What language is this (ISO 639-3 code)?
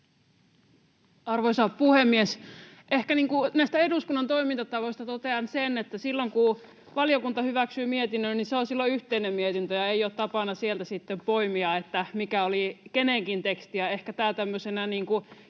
fin